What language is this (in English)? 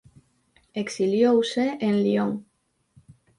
Galician